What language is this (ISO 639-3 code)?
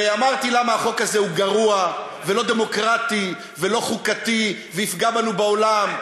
heb